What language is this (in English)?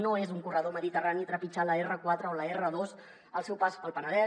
Catalan